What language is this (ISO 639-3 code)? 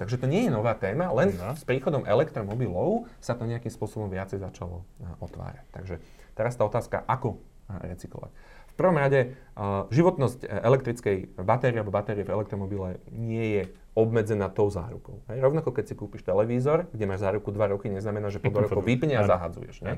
slk